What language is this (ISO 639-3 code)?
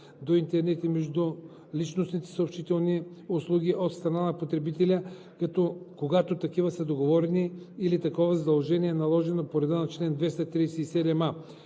bul